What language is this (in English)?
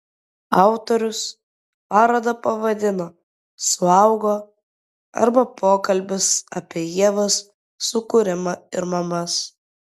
Lithuanian